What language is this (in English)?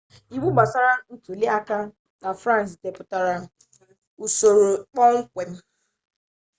Igbo